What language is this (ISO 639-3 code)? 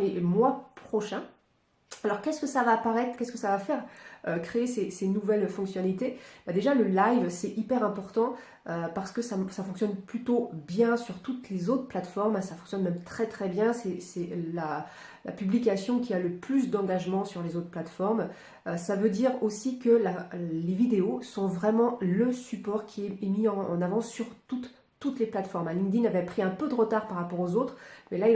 fra